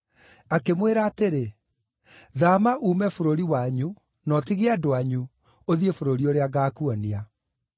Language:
Kikuyu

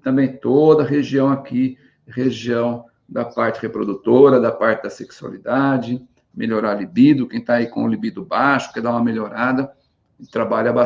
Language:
Portuguese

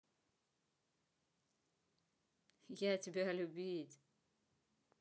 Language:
Russian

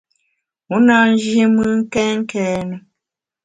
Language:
Bamun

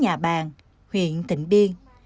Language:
Vietnamese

